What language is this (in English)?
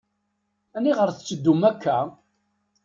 Kabyle